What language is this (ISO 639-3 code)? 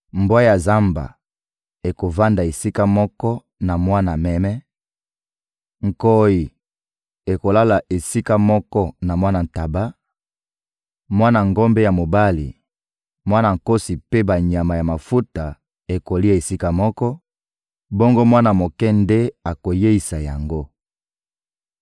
lin